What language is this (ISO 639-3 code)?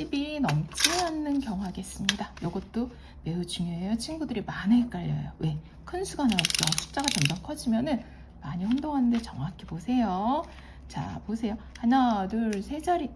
kor